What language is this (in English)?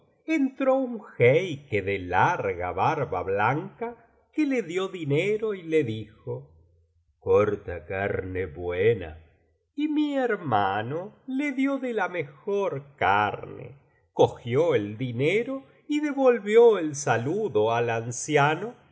Spanish